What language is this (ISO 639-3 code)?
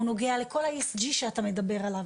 heb